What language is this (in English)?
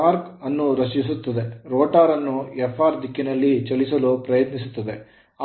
Kannada